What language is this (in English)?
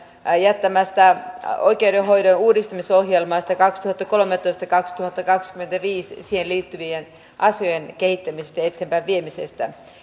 Finnish